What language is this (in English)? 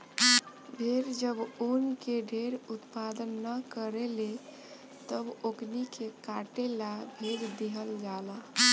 Bhojpuri